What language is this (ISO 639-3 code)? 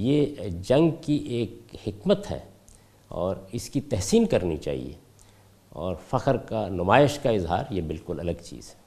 urd